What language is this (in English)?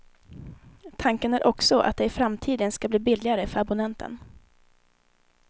Swedish